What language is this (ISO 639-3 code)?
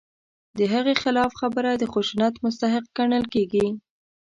pus